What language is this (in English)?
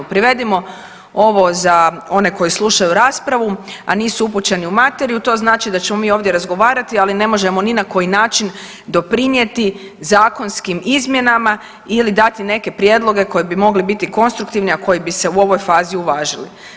Croatian